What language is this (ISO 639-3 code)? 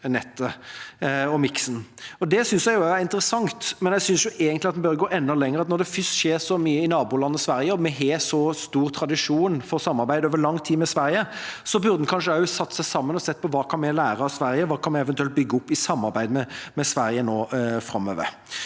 nor